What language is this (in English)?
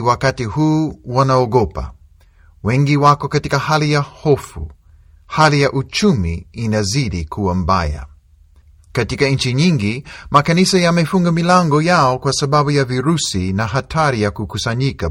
Swahili